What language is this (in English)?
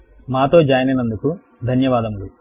Telugu